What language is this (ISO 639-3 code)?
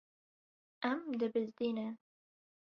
kur